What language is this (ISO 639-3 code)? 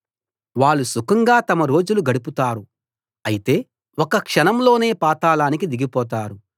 tel